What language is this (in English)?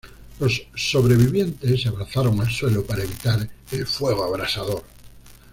Spanish